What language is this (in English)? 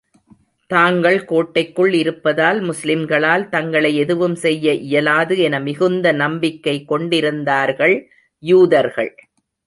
Tamil